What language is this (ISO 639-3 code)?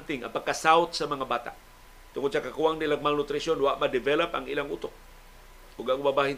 fil